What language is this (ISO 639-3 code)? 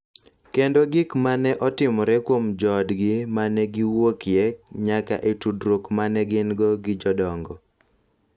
luo